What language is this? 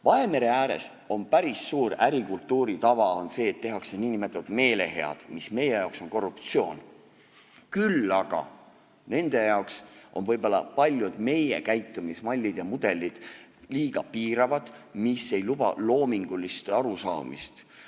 Estonian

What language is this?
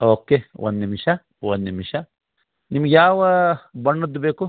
Kannada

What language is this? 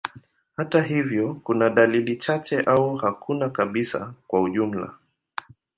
Swahili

